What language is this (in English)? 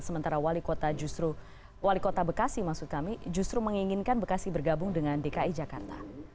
Indonesian